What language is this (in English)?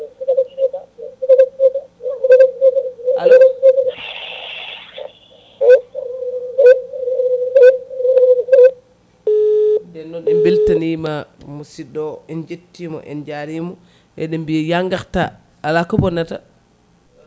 Fula